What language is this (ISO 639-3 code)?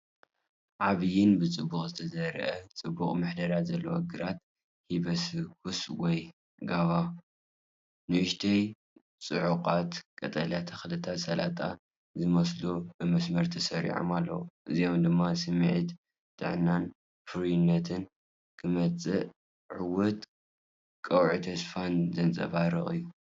tir